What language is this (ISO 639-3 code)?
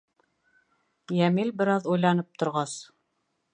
bak